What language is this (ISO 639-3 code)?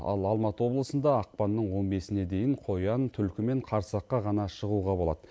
kaz